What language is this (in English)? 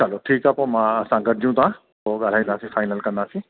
Sindhi